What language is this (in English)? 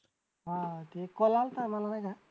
Marathi